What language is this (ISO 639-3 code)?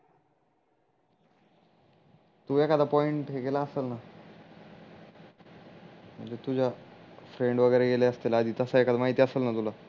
mar